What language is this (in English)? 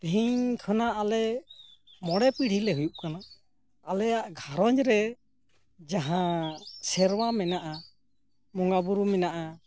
Santali